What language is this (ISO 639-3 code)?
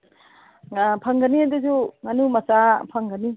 mni